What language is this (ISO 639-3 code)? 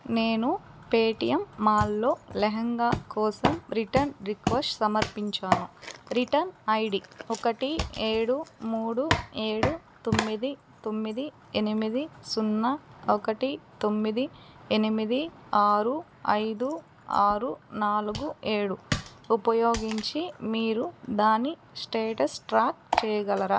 tel